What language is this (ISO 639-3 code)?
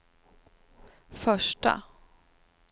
swe